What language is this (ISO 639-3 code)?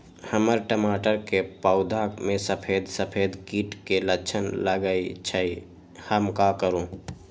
mag